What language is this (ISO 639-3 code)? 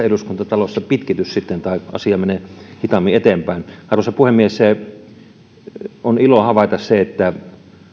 fin